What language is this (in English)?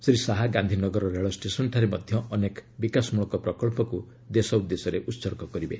Odia